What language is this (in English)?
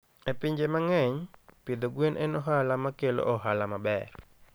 Luo (Kenya and Tanzania)